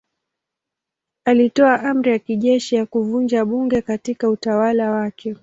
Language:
Swahili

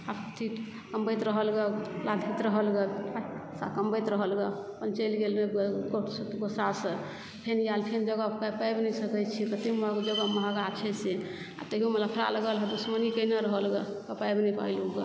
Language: Maithili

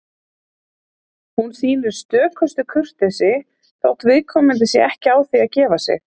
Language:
Icelandic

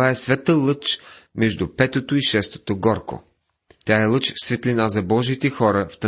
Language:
Bulgarian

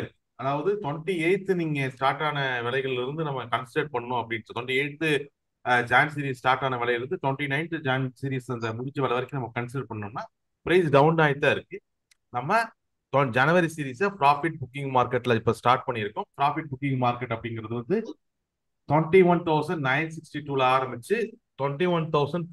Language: Tamil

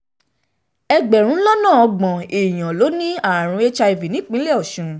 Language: Yoruba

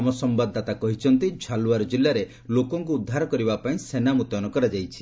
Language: Odia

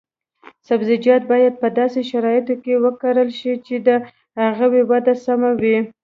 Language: Pashto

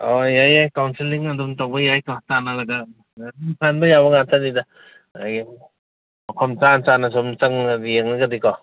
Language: Manipuri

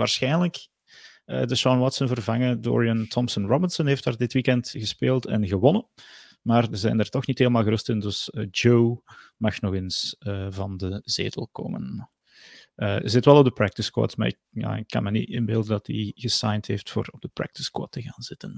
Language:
Dutch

